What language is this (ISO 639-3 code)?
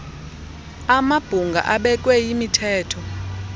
xho